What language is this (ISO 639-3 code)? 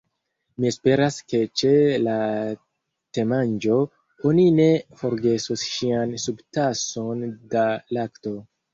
epo